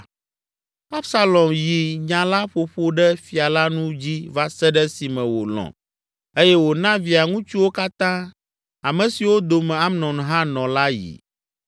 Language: Ewe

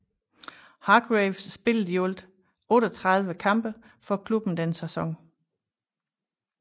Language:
Danish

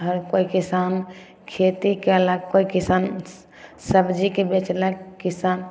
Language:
Maithili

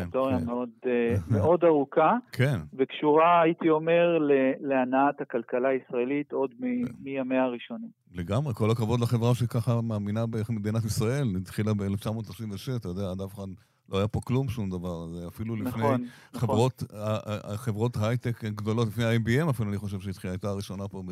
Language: Hebrew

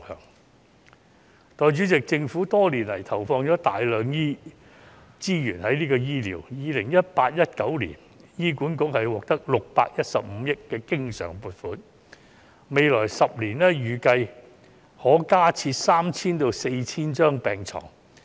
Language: Cantonese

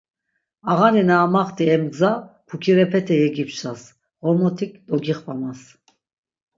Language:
Laz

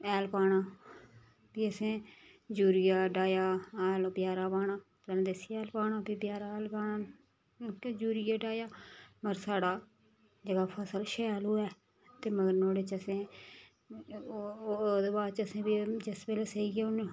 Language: Dogri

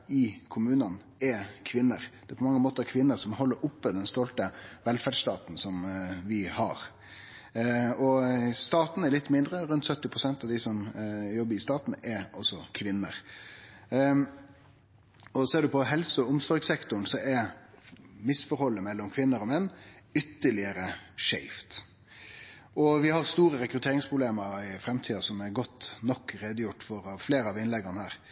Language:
Norwegian Nynorsk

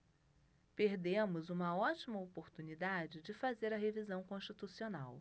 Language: Portuguese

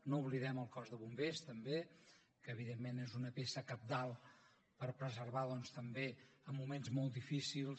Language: Catalan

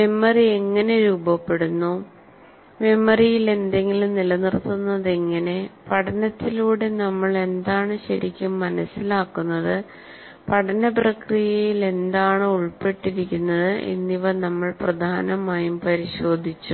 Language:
Malayalam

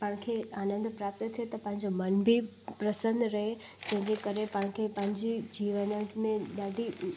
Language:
Sindhi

